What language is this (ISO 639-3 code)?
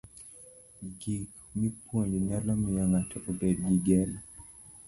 luo